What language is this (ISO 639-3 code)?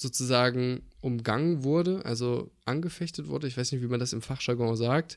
deu